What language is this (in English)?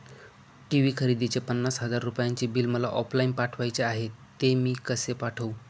Marathi